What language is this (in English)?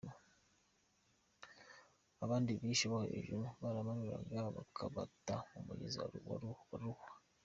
Kinyarwanda